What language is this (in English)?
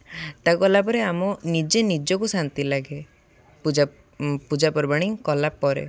Odia